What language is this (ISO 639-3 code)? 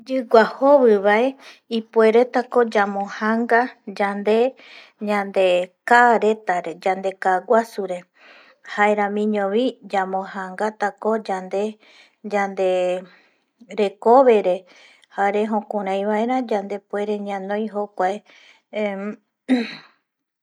gui